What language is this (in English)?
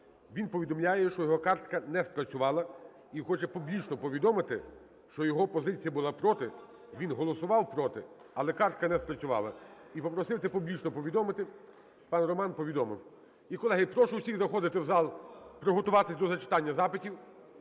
Ukrainian